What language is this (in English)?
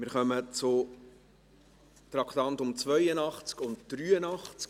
Swiss German